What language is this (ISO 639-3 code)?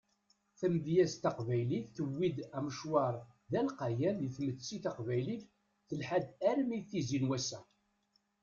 kab